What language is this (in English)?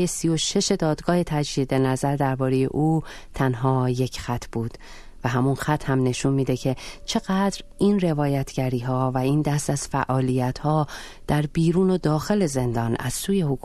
Persian